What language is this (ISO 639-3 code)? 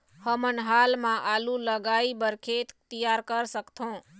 hne